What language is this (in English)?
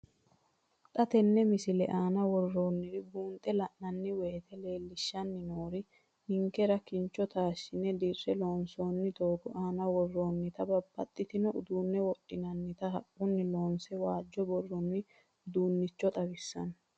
Sidamo